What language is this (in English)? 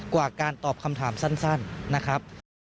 Thai